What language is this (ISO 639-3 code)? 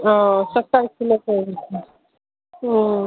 mai